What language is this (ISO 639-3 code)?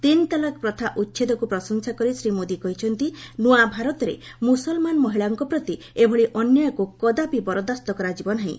ori